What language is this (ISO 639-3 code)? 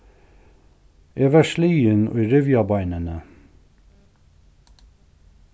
fao